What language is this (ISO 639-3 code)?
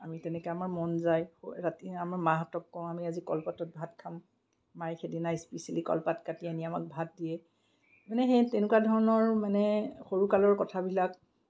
asm